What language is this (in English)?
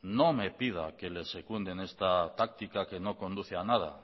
Spanish